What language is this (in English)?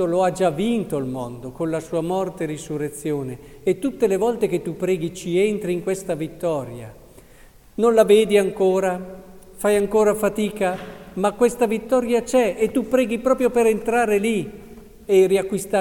Italian